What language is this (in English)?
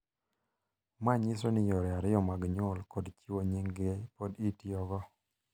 Luo (Kenya and Tanzania)